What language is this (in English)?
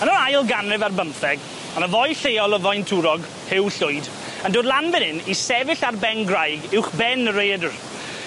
Welsh